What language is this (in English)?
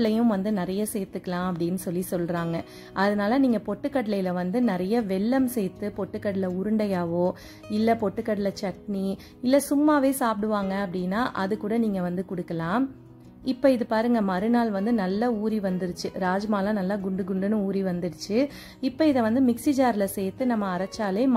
Tamil